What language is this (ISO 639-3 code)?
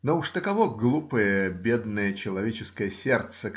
rus